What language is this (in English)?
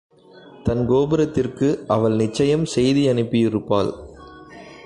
Tamil